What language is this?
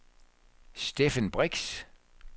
Danish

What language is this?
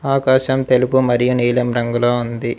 Telugu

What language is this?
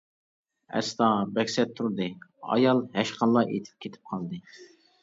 Uyghur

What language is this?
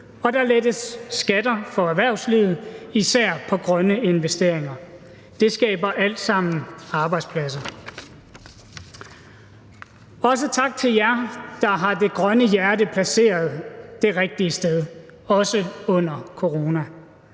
Danish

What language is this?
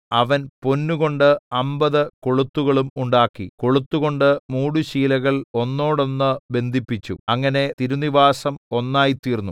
Malayalam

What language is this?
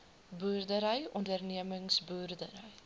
Afrikaans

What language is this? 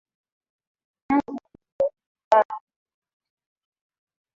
Swahili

